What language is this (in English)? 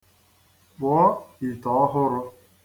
Igbo